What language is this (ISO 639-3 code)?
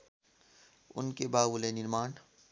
nep